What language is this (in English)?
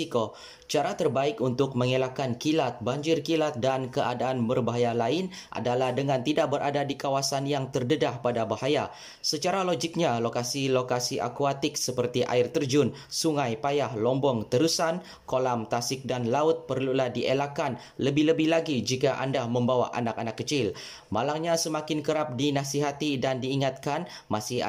Malay